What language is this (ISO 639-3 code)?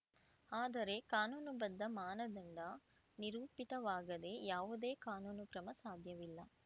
kan